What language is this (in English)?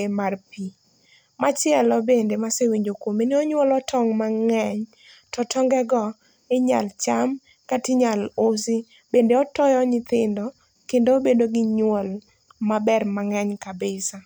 Luo (Kenya and Tanzania)